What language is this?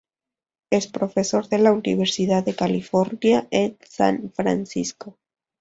Spanish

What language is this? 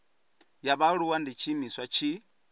Venda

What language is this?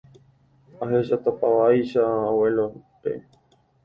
Guarani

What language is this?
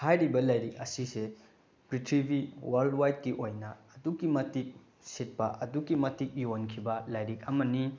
Manipuri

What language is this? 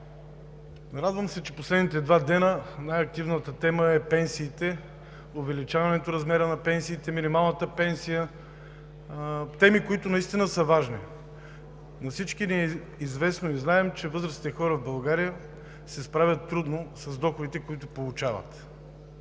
Bulgarian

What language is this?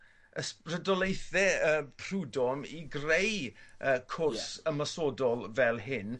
Welsh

